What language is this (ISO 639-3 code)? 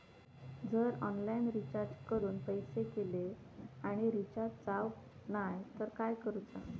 mar